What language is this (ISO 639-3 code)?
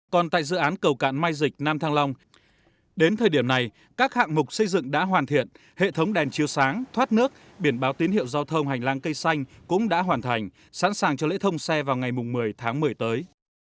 vie